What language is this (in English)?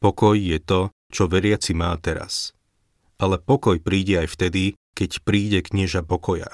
Slovak